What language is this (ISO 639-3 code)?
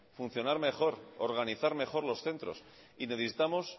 spa